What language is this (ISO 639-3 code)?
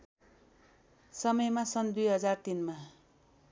nep